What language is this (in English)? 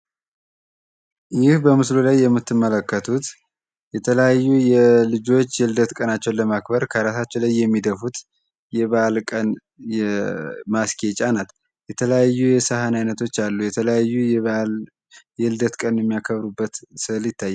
Amharic